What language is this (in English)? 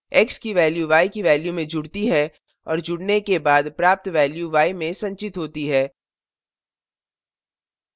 Hindi